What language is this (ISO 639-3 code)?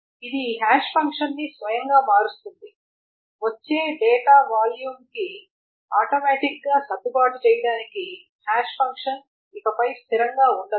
tel